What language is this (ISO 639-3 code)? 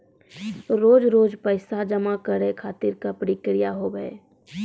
mai